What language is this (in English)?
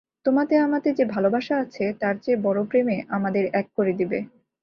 Bangla